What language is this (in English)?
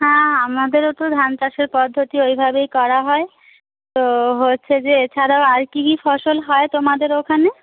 Bangla